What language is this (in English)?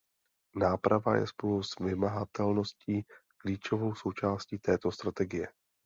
Czech